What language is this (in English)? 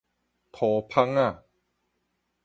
Min Nan Chinese